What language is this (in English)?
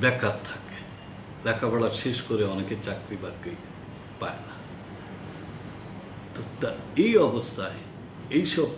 Hindi